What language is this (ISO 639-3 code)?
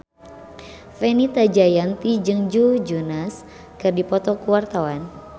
sun